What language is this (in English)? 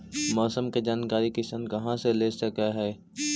Magahi